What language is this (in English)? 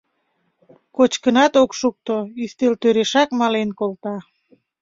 Mari